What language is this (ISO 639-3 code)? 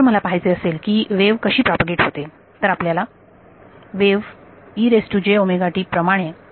mar